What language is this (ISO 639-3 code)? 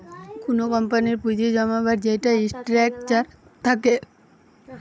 ben